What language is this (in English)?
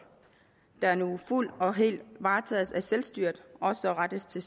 Danish